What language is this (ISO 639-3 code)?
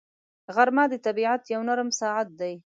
pus